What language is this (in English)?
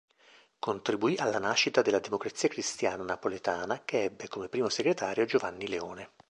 Italian